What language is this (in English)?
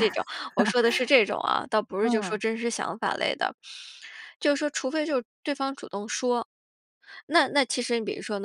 Chinese